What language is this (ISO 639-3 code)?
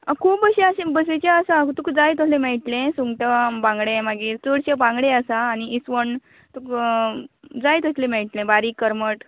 kok